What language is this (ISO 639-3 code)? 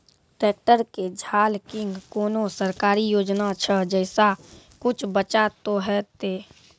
mai